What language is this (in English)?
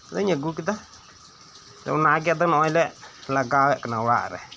Santali